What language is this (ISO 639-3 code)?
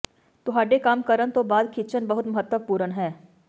pan